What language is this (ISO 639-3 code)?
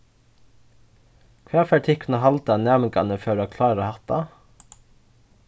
fao